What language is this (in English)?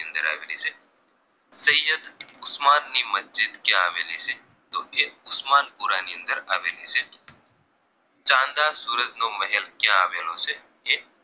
Gujarati